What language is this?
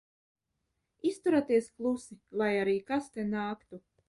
Latvian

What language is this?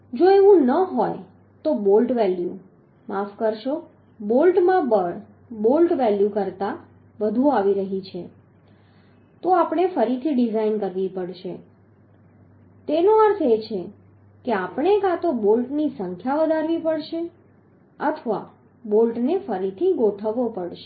Gujarati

